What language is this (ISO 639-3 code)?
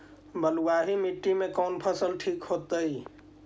mag